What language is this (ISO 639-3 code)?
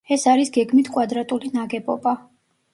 kat